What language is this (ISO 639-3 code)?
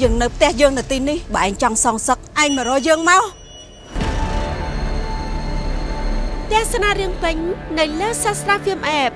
tha